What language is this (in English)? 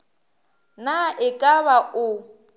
Northern Sotho